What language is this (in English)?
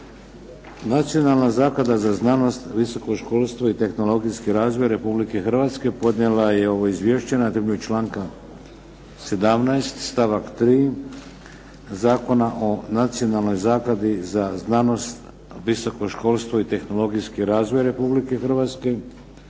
Croatian